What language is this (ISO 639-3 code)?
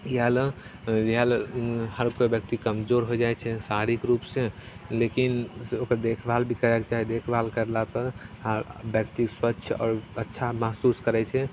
mai